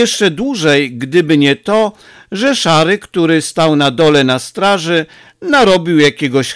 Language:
Polish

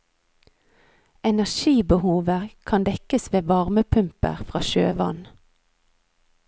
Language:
Norwegian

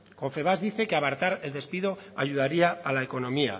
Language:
Spanish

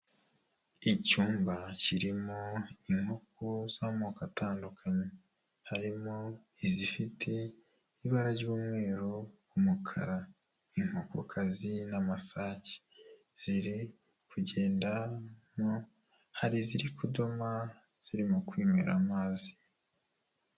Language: Kinyarwanda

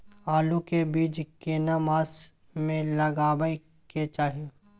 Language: Maithili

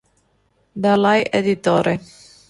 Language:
Italian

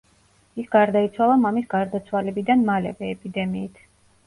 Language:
Georgian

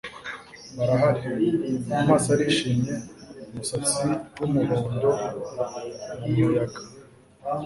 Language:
Kinyarwanda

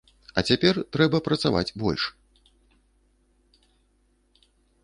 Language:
Belarusian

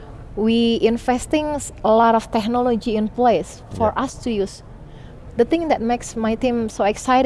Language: English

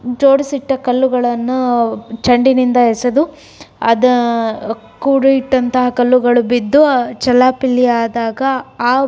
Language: Kannada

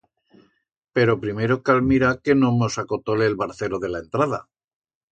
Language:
Aragonese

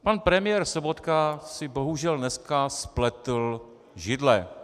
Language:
Czech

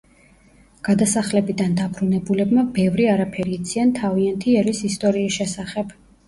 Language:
Georgian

